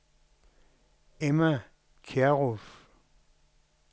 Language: Danish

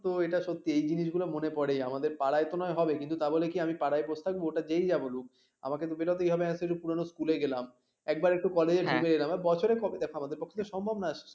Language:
Bangla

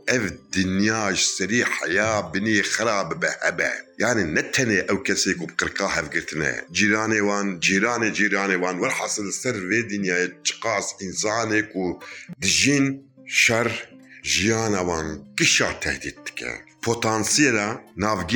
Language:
Turkish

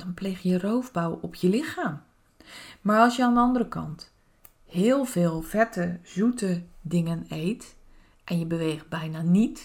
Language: Dutch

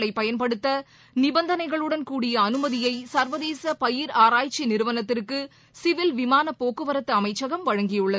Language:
Tamil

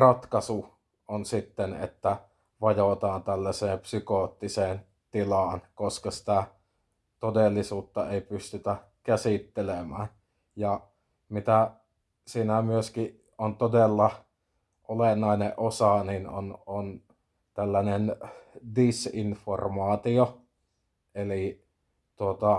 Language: Finnish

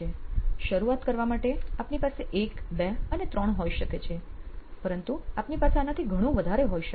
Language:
Gujarati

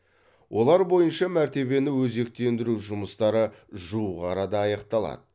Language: Kazakh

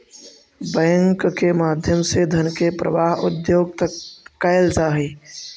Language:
Magahi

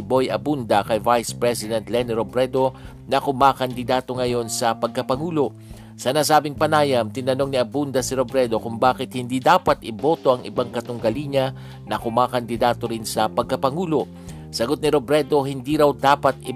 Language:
Filipino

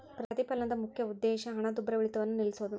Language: Kannada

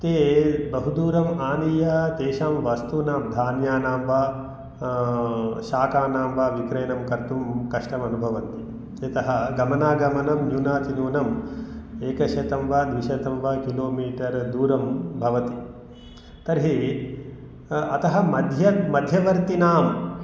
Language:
Sanskrit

